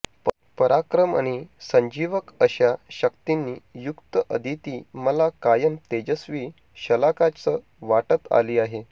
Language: Marathi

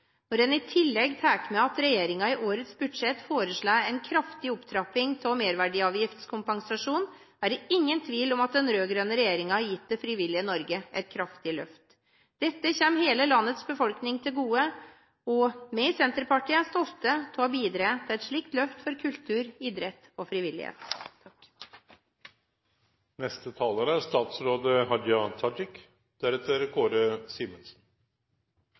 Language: Norwegian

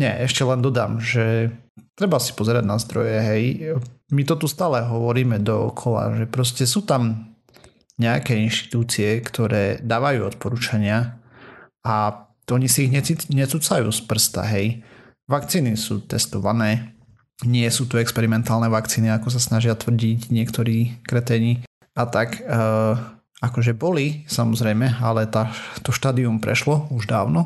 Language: Slovak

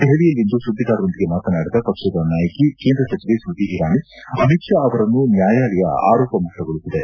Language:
Kannada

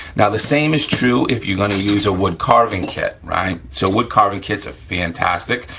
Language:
English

